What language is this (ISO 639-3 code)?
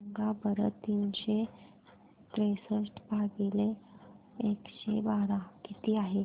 mar